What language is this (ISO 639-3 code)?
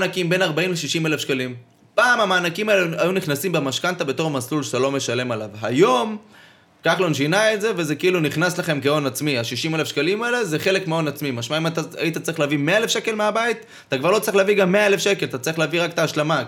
heb